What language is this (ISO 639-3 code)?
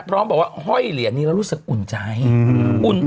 tha